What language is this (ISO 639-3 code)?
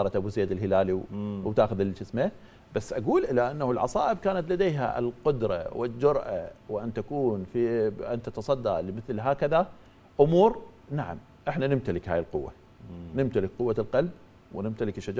ara